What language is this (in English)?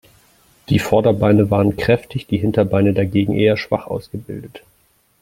German